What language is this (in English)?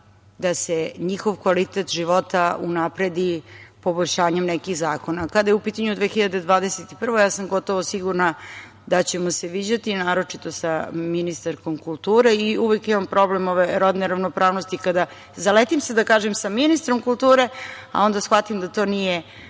Serbian